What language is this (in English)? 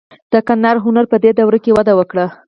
Pashto